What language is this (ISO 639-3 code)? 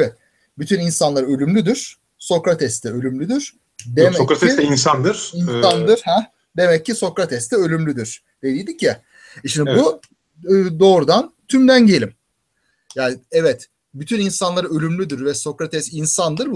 tur